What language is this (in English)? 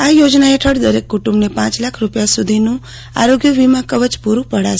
Gujarati